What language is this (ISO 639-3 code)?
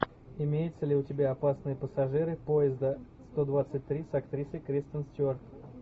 rus